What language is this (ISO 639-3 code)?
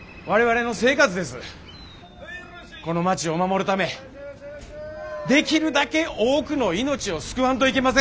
jpn